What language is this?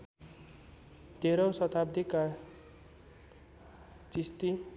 Nepali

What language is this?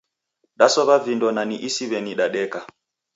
Taita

